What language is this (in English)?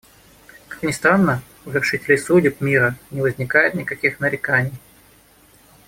Russian